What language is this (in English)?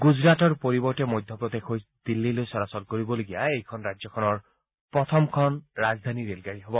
Assamese